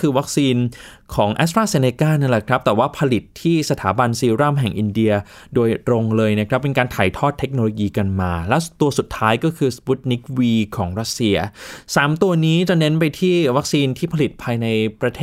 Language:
Thai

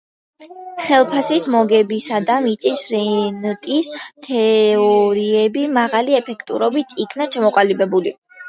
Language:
Georgian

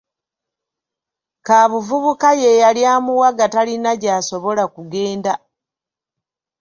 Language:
Ganda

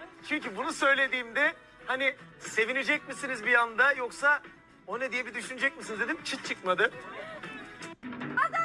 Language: Turkish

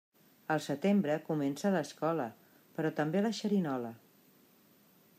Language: Catalan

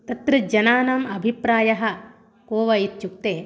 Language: Sanskrit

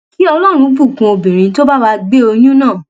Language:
Yoruba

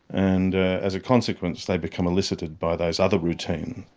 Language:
English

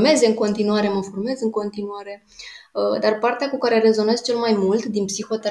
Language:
Romanian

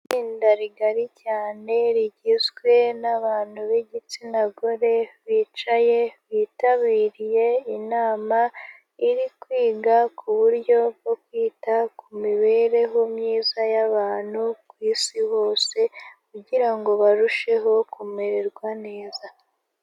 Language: Kinyarwanda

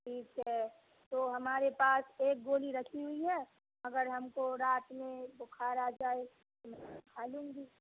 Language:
Urdu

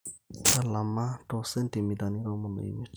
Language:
Masai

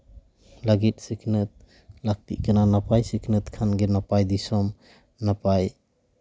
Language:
Santali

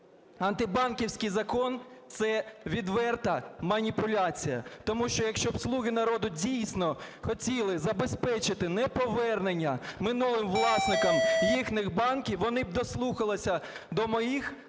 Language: Ukrainian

